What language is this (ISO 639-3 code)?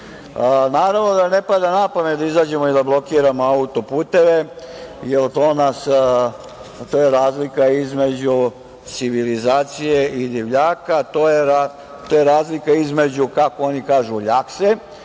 srp